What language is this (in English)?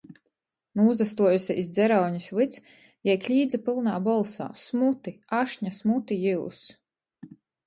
Latgalian